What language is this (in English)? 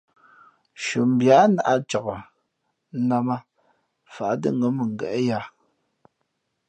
Fe'fe'